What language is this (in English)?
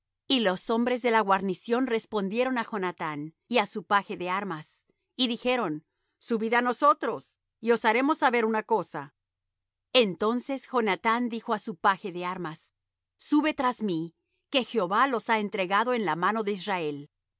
Spanish